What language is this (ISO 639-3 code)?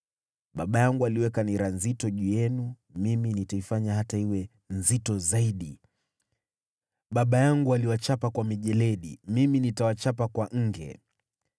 swa